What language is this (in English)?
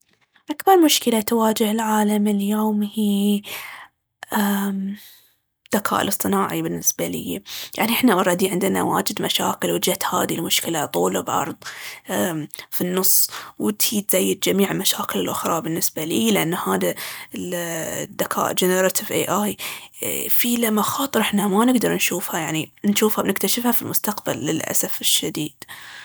Baharna Arabic